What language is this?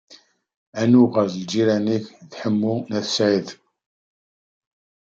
Kabyle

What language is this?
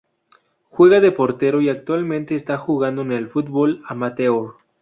Spanish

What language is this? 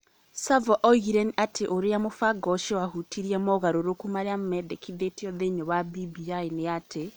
Kikuyu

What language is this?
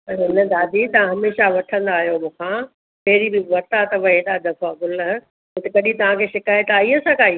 Sindhi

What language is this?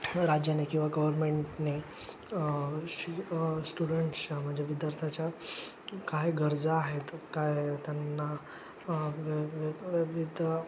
Marathi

